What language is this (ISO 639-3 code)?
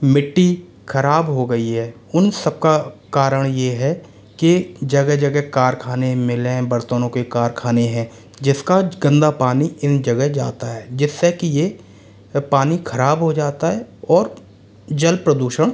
hin